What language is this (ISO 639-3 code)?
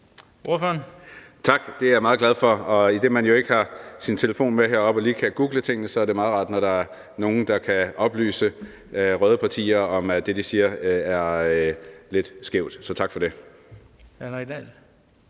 dan